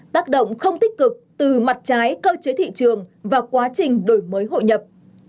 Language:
Vietnamese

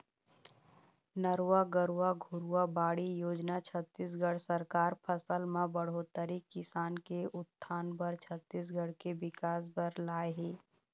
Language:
Chhattisgarhi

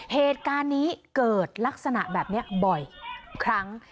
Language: Thai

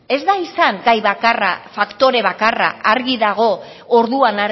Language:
Basque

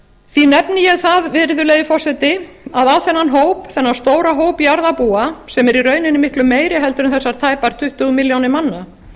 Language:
Icelandic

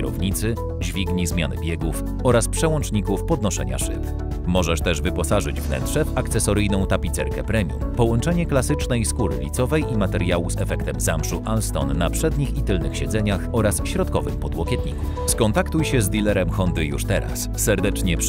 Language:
Polish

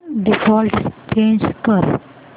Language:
Marathi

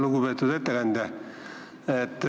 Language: Estonian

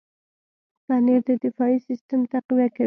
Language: Pashto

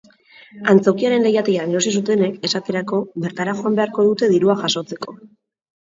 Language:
Basque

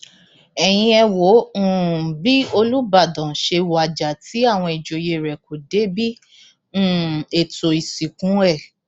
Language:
Yoruba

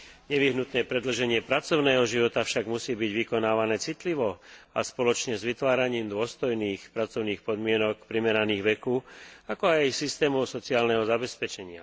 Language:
Slovak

